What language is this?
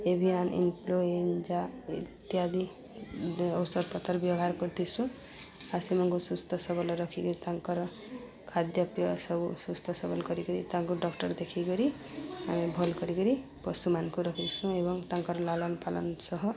Odia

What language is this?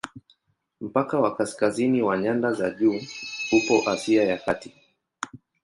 Swahili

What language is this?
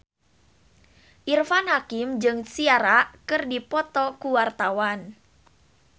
Sundanese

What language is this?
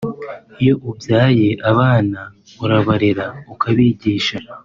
Kinyarwanda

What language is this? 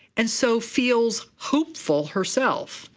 English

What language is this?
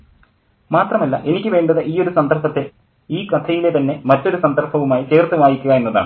Malayalam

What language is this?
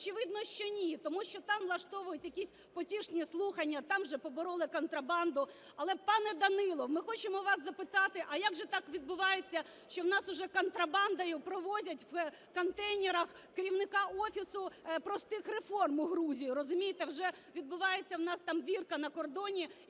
Ukrainian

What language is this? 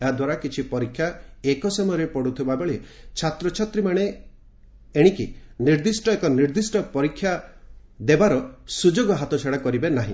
Odia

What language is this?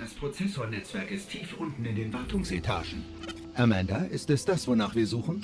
German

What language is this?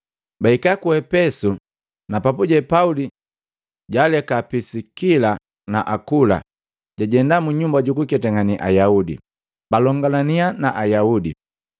Matengo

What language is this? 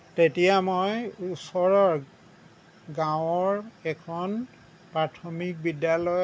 Assamese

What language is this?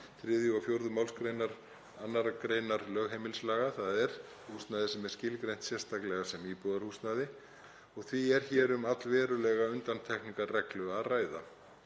Icelandic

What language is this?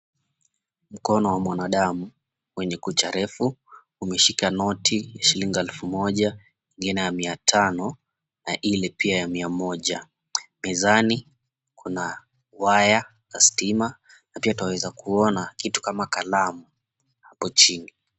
Swahili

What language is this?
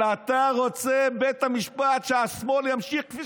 Hebrew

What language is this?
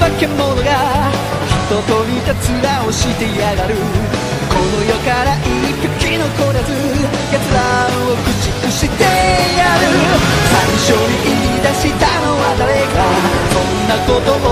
Korean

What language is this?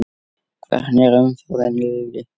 Icelandic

